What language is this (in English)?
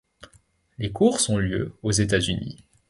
French